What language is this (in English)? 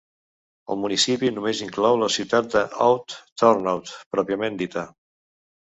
Catalan